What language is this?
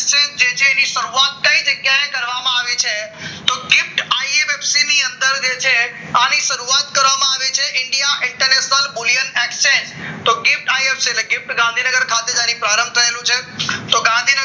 Gujarati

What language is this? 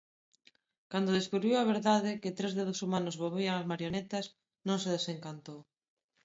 Galician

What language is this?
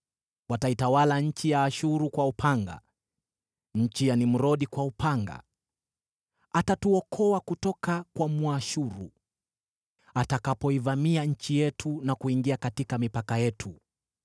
Swahili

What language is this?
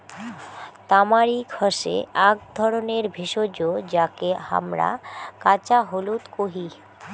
Bangla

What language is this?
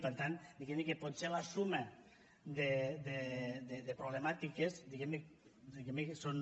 Catalan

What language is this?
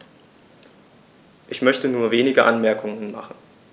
German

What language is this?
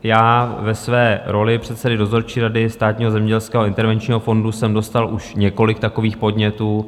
Czech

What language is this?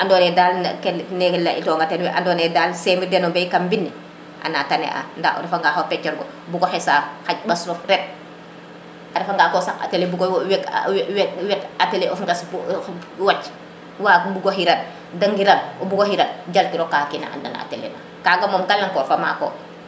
Serer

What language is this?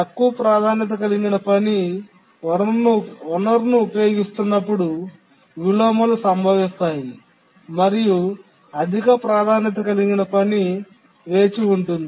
Telugu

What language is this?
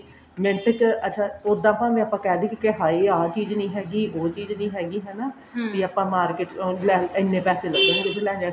Punjabi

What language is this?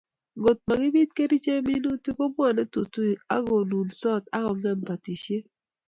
Kalenjin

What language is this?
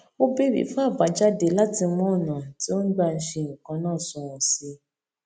Yoruba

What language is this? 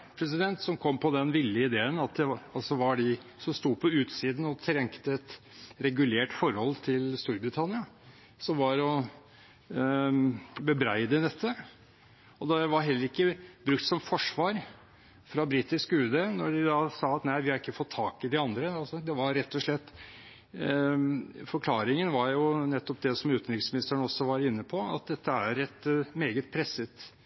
Norwegian Bokmål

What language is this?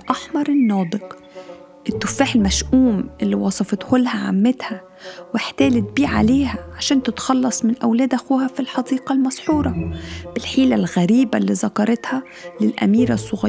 Arabic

